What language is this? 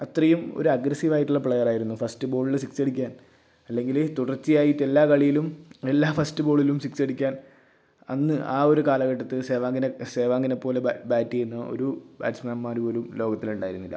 Malayalam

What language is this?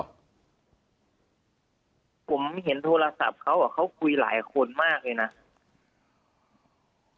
Thai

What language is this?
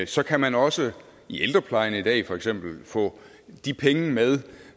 Danish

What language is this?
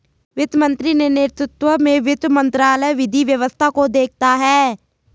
Hindi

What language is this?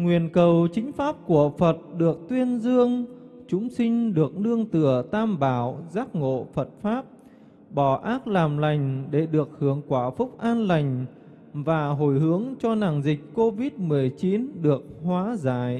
Vietnamese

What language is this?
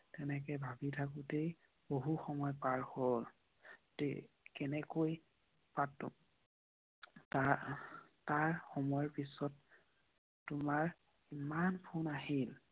Assamese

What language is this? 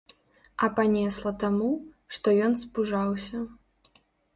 Belarusian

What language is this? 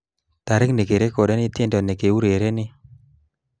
Kalenjin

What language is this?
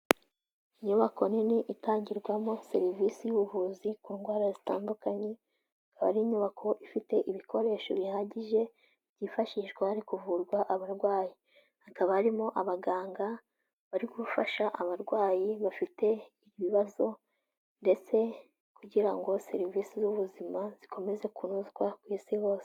Kinyarwanda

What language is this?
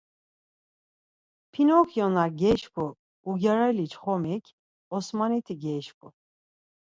Laz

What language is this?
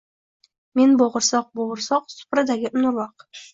Uzbek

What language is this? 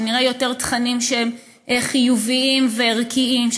Hebrew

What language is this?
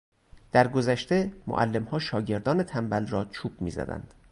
Persian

